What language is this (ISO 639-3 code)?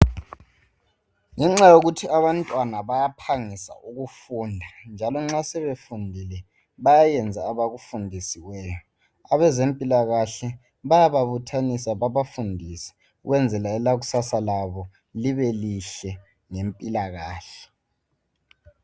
nde